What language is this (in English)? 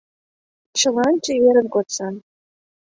Mari